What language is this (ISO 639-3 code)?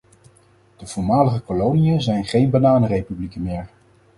nld